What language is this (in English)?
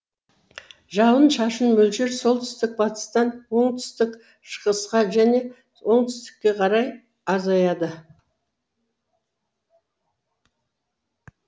Kazakh